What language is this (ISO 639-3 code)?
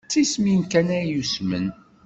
kab